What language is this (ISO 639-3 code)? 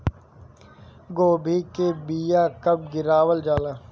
bho